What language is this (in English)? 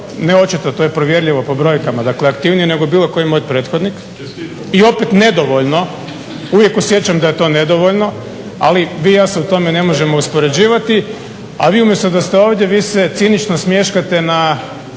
Croatian